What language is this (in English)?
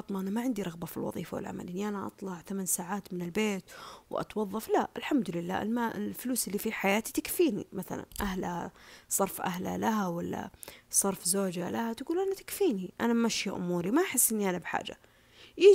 Arabic